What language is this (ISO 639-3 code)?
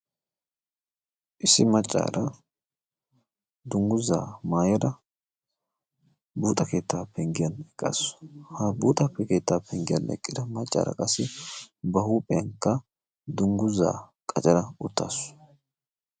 wal